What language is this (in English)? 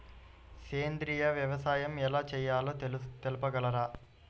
Telugu